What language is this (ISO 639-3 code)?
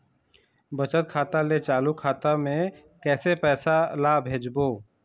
hne